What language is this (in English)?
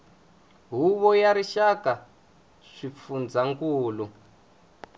Tsonga